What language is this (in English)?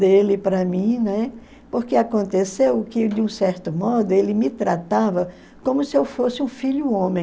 Portuguese